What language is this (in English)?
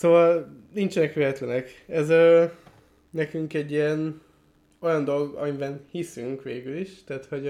Hungarian